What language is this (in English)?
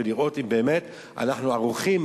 Hebrew